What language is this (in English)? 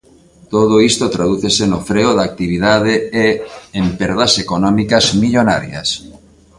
Galician